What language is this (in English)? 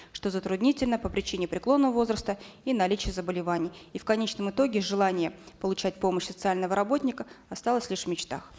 Kazakh